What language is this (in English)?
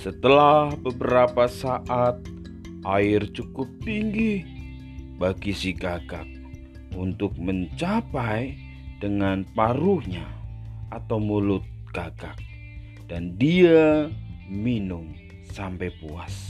Indonesian